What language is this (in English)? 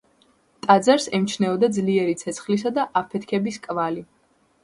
Georgian